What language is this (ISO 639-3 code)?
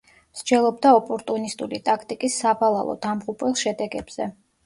kat